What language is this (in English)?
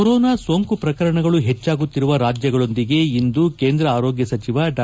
Kannada